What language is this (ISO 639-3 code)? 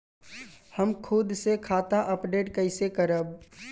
bho